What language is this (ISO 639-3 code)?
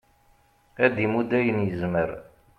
kab